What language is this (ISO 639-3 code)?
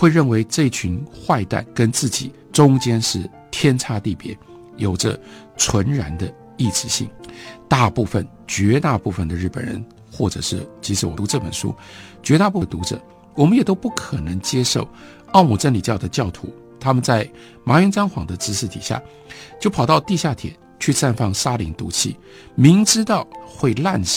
zho